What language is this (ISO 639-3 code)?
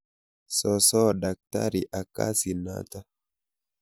kln